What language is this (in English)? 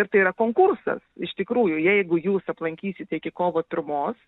Lithuanian